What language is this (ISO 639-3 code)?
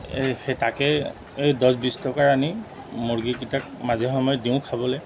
asm